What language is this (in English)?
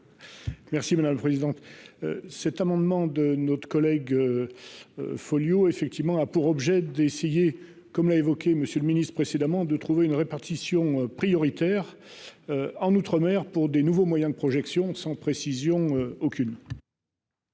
French